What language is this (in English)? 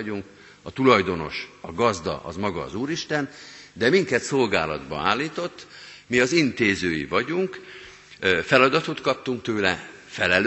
Hungarian